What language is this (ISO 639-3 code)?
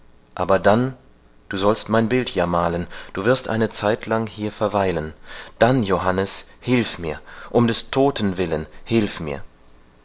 deu